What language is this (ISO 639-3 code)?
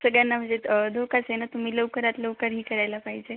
mar